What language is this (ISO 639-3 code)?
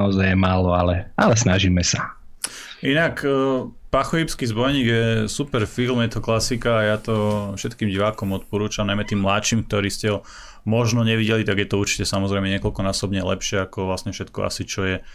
slk